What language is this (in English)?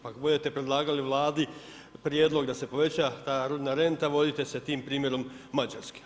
Croatian